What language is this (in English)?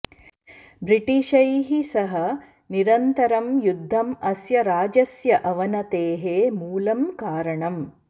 Sanskrit